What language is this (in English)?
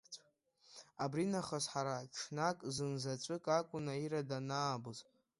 Abkhazian